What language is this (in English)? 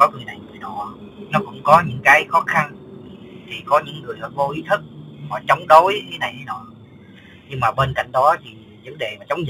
Vietnamese